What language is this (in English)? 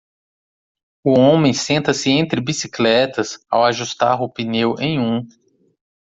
Portuguese